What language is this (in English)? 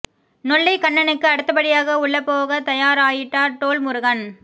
Tamil